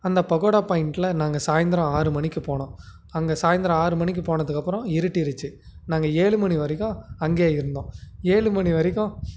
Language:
Tamil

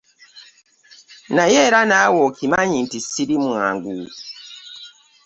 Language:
Ganda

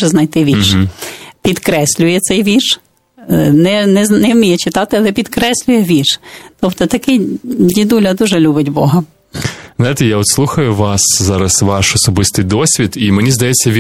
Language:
Ukrainian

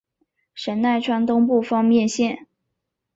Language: Chinese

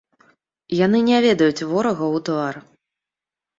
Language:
Belarusian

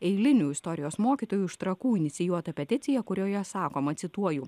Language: Lithuanian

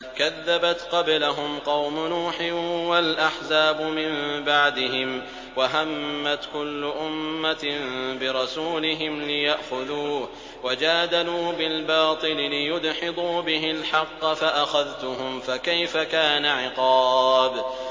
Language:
Arabic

